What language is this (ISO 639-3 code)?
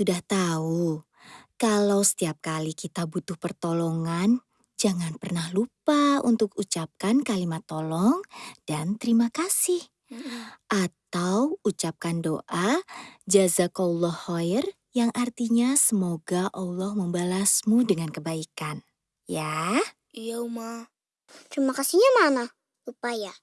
ind